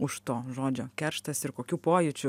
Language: Lithuanian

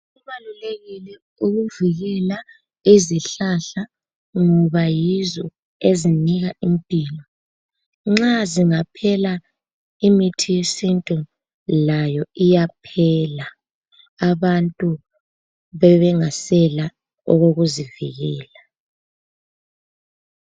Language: North Ndebele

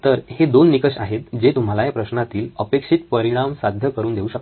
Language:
Marathi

